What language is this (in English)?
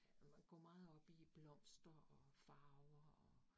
Danish